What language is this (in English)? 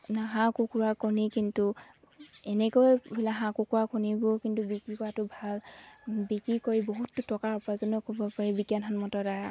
Assamese